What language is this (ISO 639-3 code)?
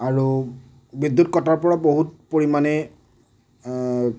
asm